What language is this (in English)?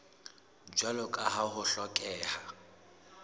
Southern Sotho